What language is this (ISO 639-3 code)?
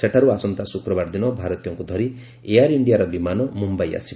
ori